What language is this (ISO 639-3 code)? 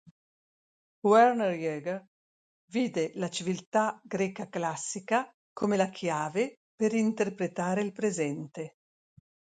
ita